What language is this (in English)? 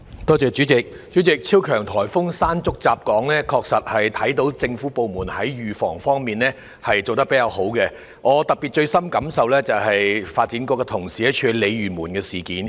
Cantonese